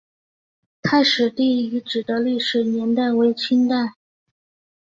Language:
Chinese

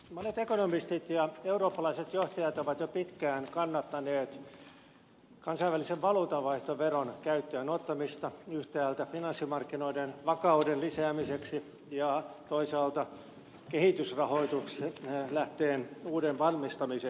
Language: Finnish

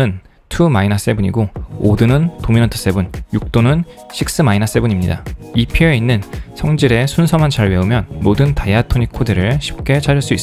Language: Korean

